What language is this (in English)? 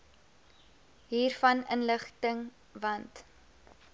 Afrikaans